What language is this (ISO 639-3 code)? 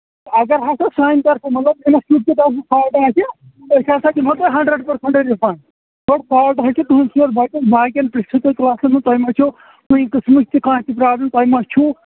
kas